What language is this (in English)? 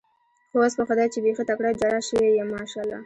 Pashto